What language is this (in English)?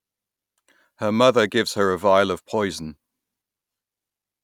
English